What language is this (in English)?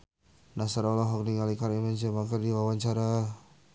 Sundanese